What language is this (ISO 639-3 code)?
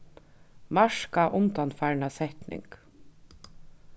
fao